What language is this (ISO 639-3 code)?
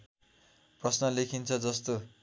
nep